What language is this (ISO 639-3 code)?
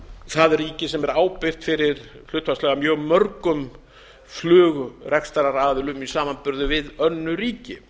isl